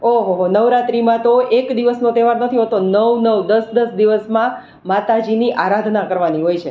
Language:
Gujarati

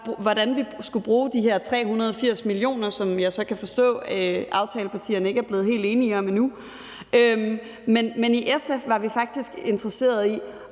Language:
Danish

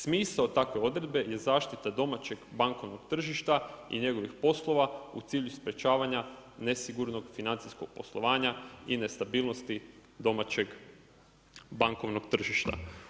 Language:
Croatian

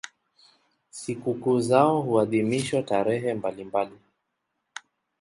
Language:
Swahili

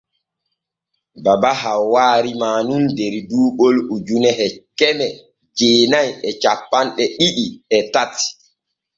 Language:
Borgu Fulfulde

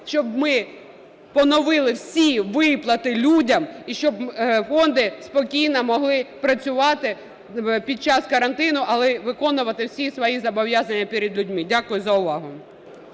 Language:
Ukrainian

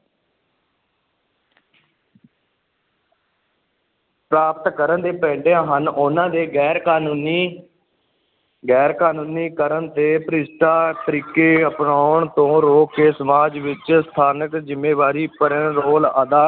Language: Punjabi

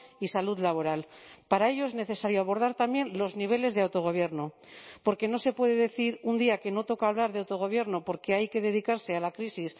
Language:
Spanish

